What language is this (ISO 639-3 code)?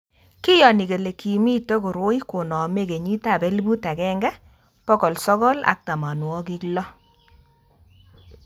kln